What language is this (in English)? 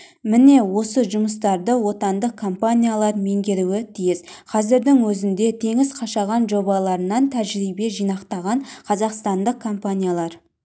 Kazakh